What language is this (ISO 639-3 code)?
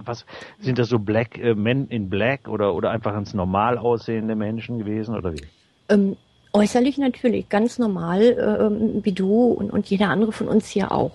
deu